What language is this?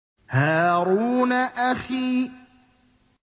Arabic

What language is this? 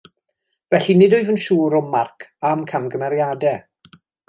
Welsh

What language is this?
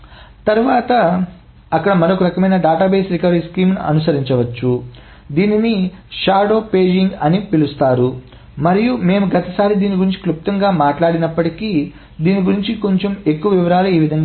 Telugu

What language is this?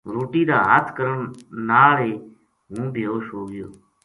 Gujari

